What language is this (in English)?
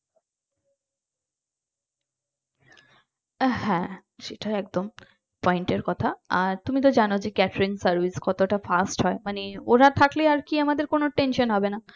Bangla